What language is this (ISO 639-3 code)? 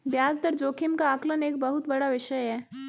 hin